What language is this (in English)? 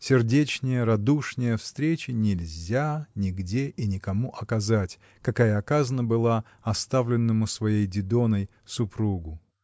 Russian